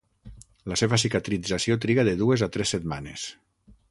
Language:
Catalan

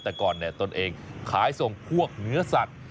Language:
Thai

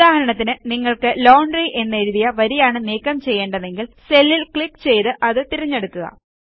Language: Malayalam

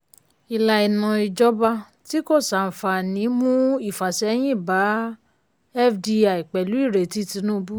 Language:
Yoruba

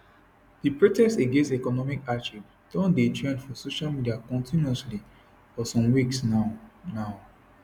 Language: Nigerian Pidgin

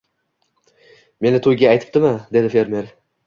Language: Uzbek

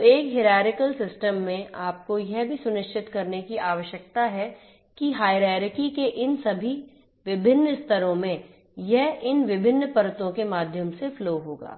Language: Hindi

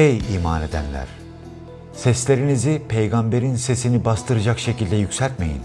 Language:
Turkish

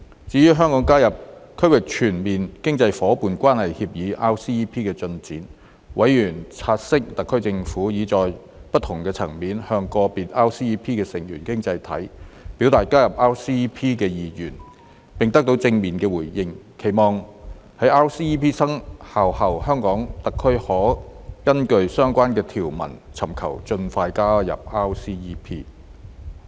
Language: Cantonese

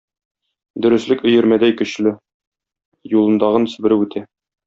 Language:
Tatar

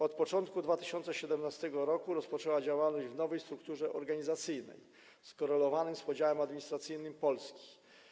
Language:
Polish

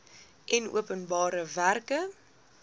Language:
Afrikaans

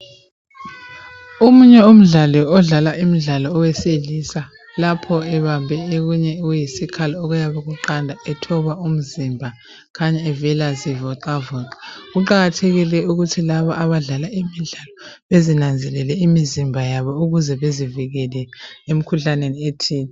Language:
North Ndebele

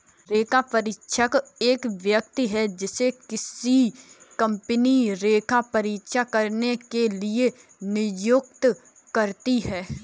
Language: Hindi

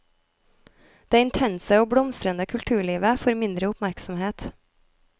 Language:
Norwegian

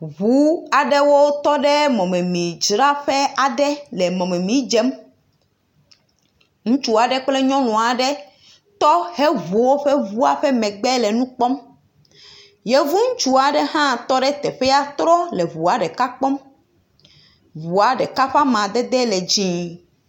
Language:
Ewe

